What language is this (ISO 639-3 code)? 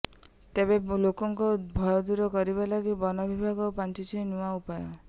ori